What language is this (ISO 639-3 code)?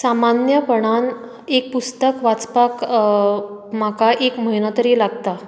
kok